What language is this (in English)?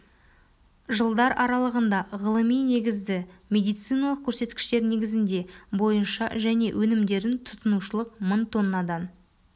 Kazakh